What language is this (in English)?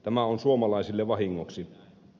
Finnish